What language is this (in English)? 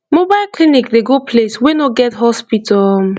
Nigerian Pidgin